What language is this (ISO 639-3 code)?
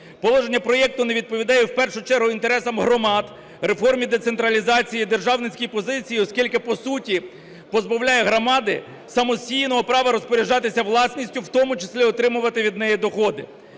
ukr